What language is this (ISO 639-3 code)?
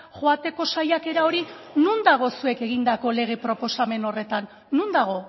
eus